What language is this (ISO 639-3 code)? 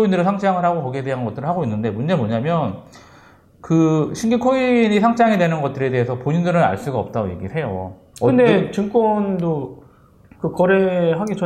kor